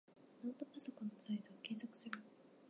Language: Japanese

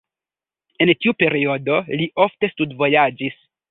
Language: Esperanto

